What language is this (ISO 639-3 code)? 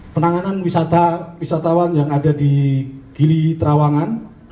ind